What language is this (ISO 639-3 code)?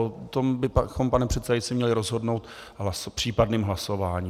ces